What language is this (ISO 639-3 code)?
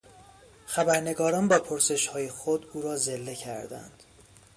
fas